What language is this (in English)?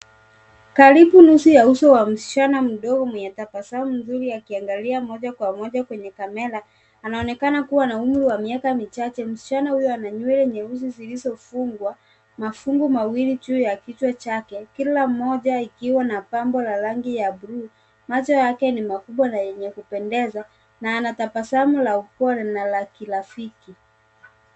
Swahili